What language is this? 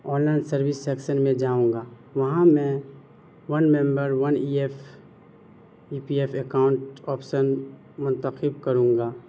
Urdu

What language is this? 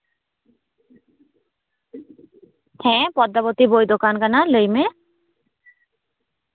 Santali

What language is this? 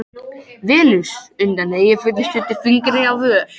Icelandic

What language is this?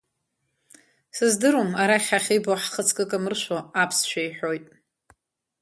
Abkhazian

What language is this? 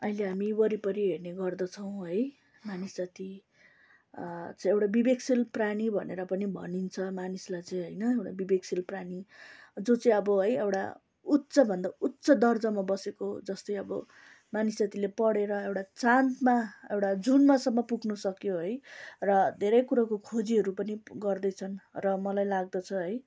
Nepali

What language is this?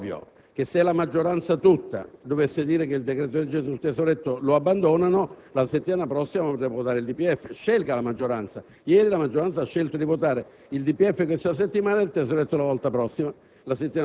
Italian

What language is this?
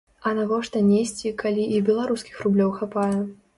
Belarusian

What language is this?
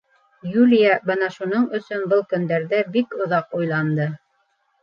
Bashkir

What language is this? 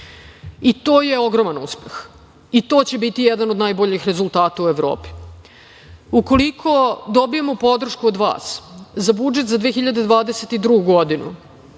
Serbian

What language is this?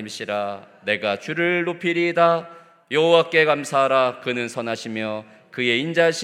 Korean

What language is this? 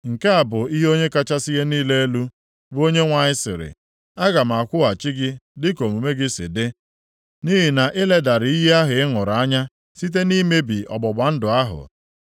Igbo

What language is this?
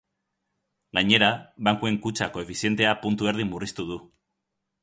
Basque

